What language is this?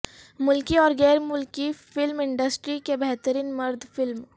Urdu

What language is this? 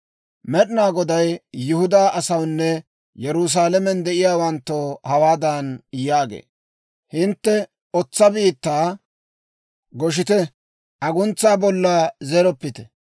Dawro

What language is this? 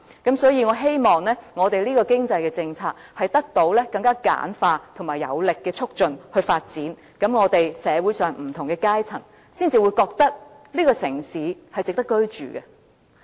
Cantonese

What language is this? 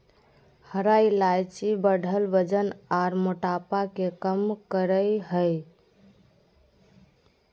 Magahi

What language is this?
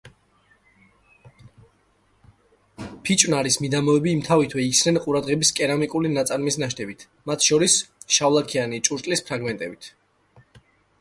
Georgian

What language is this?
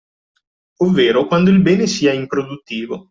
Italian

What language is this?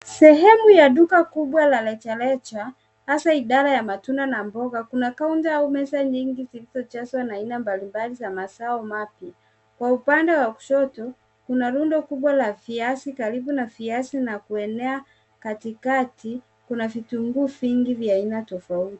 Swahili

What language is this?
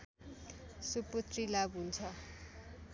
Nepali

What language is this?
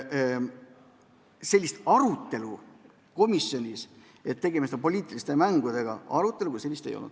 Estonian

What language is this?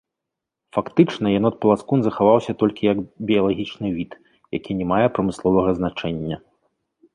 Belarusian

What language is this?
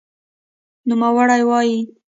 Pashto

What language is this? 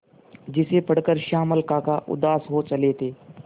Hindi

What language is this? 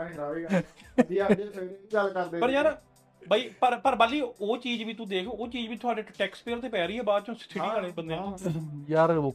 Punjabi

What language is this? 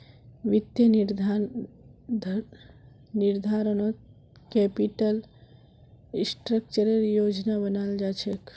Magahi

